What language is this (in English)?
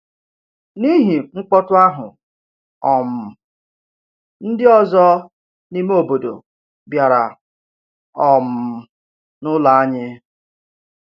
Igbo